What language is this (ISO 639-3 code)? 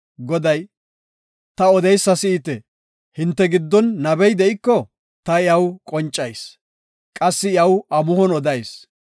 gof